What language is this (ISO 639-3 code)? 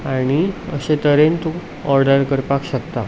kok